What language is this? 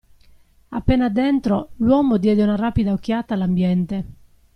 Italian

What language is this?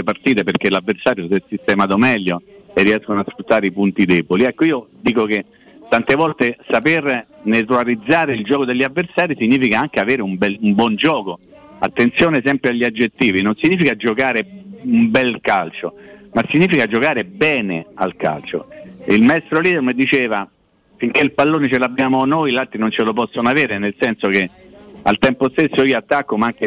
Italian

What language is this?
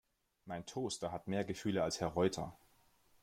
German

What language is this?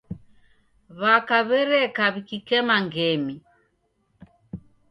Taita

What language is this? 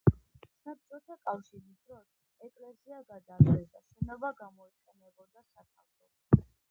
Georgian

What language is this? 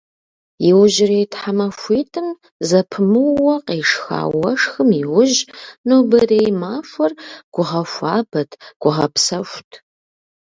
Kabardian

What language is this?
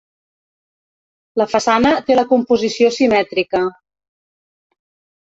Catalan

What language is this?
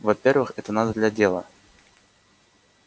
Russian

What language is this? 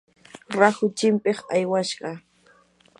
Yanahuanca Pasco Quechua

